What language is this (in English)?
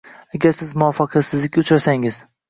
Uzbek